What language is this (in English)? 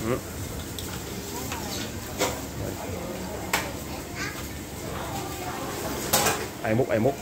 Vietnamese